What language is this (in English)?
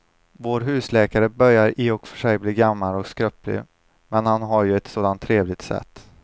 Swedish